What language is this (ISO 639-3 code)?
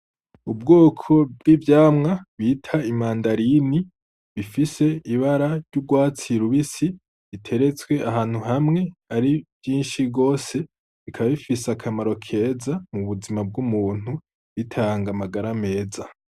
run